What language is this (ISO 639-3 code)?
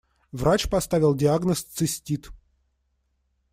rus